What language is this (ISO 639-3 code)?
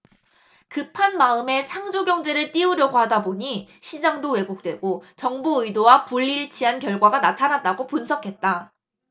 kor